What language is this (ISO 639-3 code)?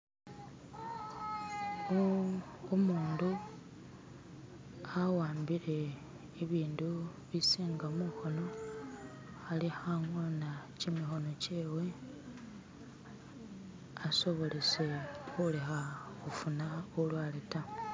myx